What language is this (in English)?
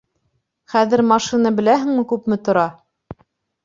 Bashkir